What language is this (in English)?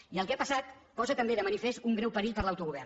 Catalan